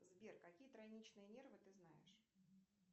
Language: Russian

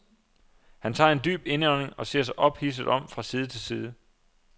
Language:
Danish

